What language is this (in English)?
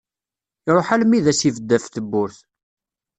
Kabyle